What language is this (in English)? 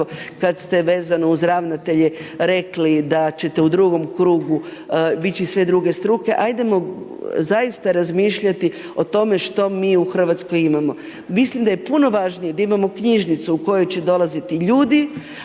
Croatian